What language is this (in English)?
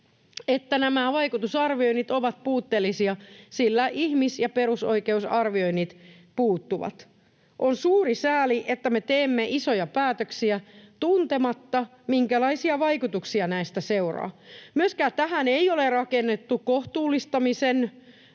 Finnish